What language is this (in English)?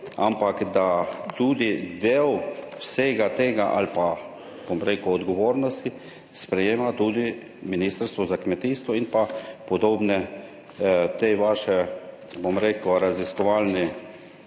Slovenian